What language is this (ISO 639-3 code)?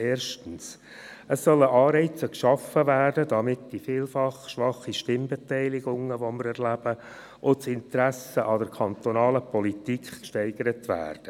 gsw